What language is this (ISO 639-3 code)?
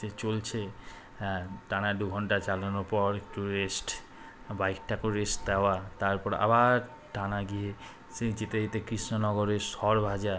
ben